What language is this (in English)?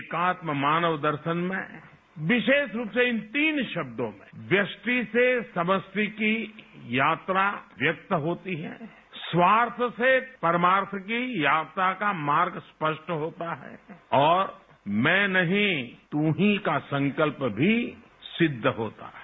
Hindi